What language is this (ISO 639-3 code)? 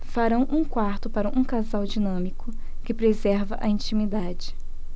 por